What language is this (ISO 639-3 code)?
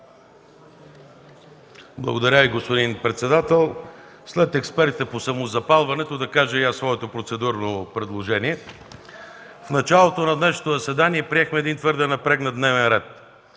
bul